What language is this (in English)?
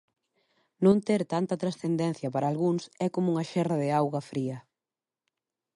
Galician